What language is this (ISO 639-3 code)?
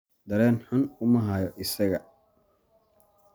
som